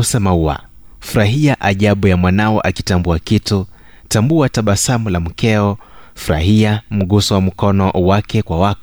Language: Swahili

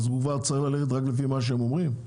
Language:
Hebrew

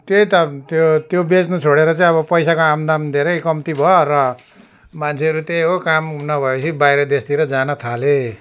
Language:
Nepali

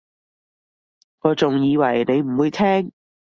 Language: Cantonese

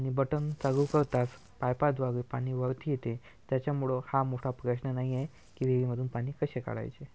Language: Marathi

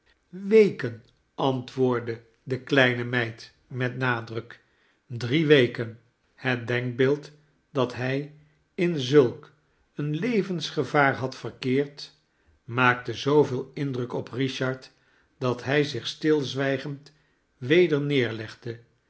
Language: Dutch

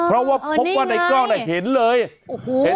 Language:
Thai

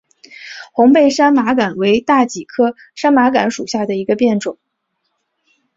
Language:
Chinese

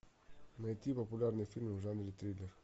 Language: Russian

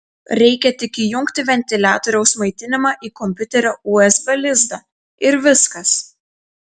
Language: Lithuanian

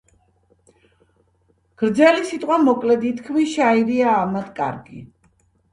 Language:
Georgian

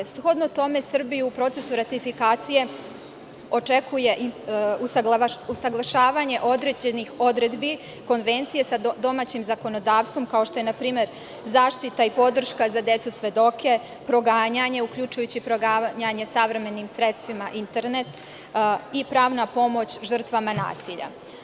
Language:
Serbian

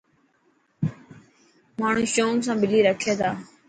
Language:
Dhatki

